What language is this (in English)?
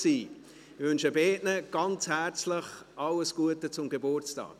Swiss German